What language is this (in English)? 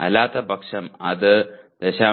Malayalam